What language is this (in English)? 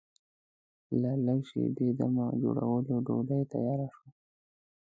Pashto